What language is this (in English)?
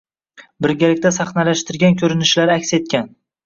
Uzbek